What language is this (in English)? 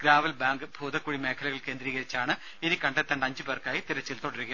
Malayalam